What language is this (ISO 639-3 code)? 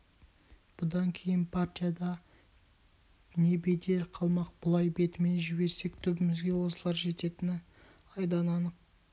kaz